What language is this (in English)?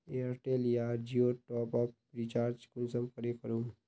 Magahi